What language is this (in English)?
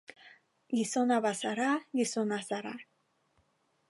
Basque